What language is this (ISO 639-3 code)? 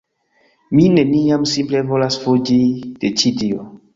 epo